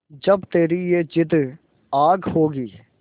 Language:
Hindi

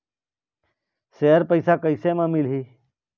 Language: Chhattisgarhi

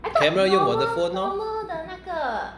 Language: English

